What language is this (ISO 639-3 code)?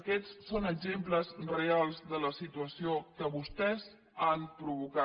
cat